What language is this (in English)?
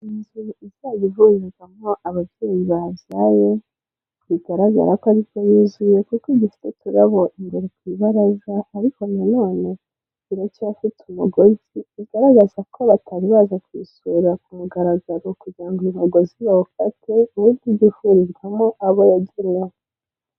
Kinyarwanda